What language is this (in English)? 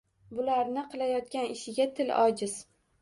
Uzbek